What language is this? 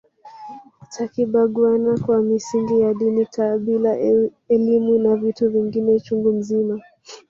Swahili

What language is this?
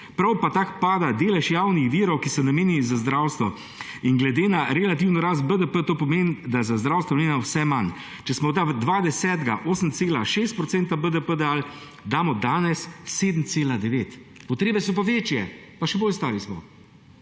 Slovenian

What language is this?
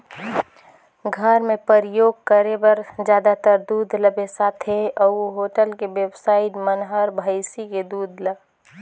Chhattisgarhi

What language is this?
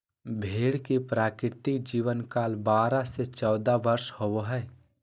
Magahi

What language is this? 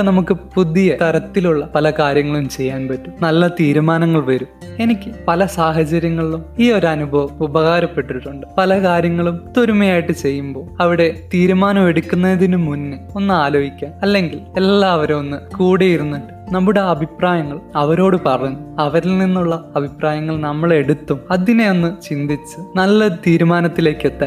Malayalam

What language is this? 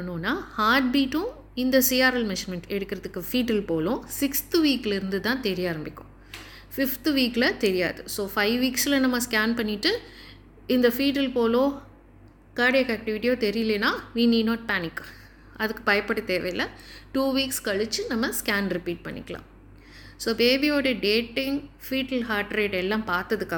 Tamil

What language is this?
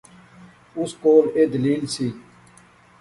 Pahari-Potwari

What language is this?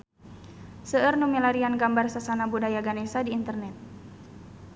Sundanese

